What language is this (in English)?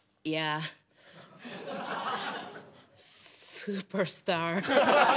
Japanese